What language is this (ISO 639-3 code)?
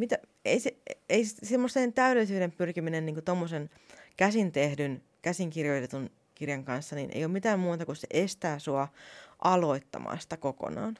fin